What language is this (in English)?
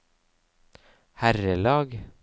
Norwegian